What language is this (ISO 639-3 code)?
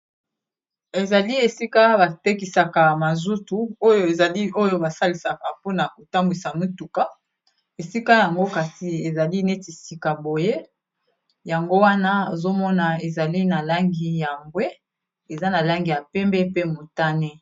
lin